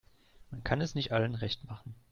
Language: German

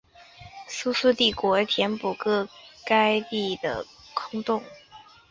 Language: Chinese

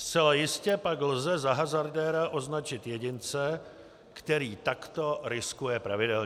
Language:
Czech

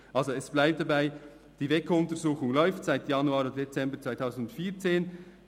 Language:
Swiss German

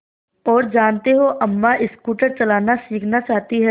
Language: Hindi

